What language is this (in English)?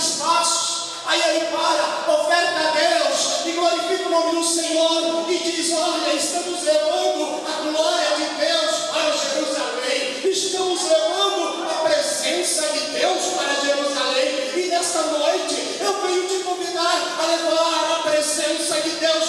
Portuguese